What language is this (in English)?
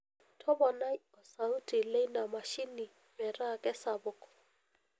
Masai